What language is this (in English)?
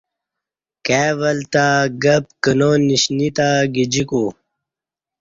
Kati